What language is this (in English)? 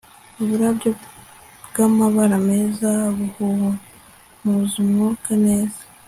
Kinyarwanda